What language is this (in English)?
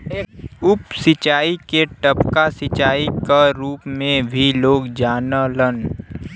Bhojpuri